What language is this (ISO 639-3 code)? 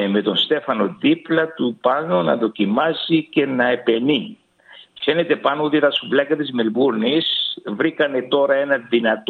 ell